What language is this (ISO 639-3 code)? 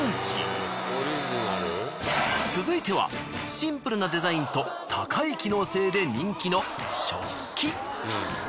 jpn